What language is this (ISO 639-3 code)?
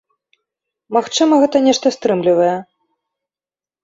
bel